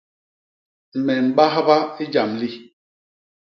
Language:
Basaa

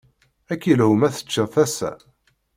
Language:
Kabyle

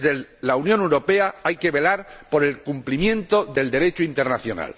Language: Spanish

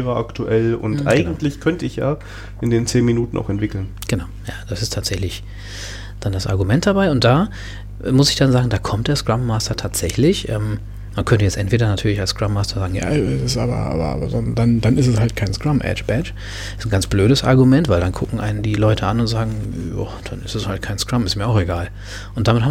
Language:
German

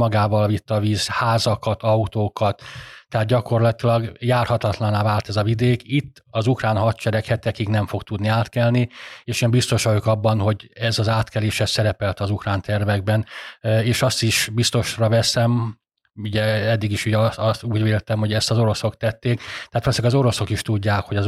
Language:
Hungarian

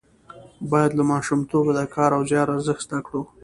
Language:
Pashto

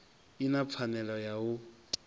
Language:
Venda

